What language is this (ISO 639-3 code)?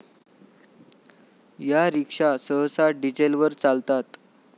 mar